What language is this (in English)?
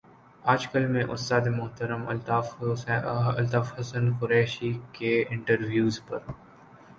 Urdu